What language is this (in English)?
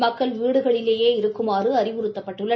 Tamil